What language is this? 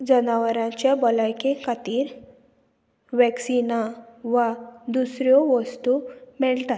Konkani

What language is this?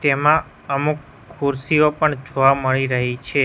Gujarati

